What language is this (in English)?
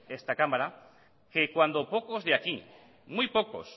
Spanish